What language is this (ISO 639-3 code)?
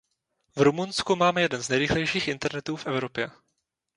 ces